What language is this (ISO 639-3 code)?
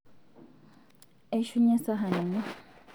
mas